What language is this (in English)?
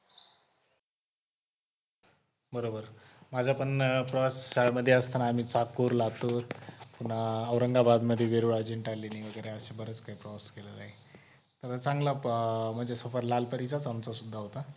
Marathi